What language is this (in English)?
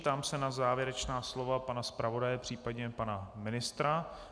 Czech